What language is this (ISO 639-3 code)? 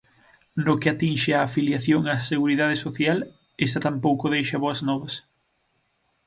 glg